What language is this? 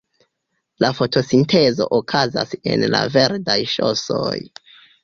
Esperanto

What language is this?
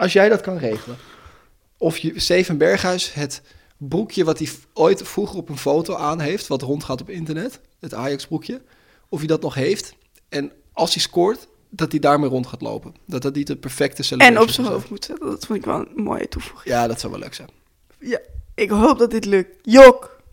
Dutch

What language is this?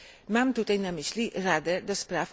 Polish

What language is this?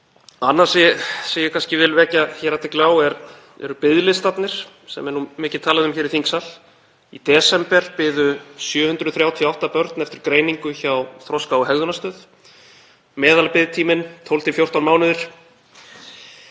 Icelandic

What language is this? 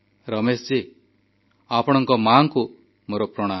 Odia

